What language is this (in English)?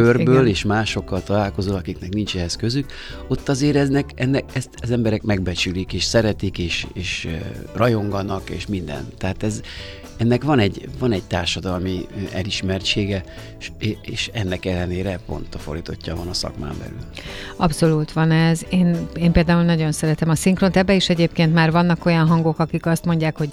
Hungarian